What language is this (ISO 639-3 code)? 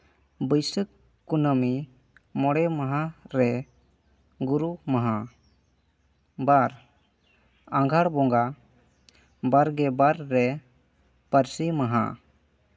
sat